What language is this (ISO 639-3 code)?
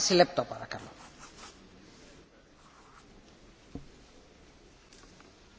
fra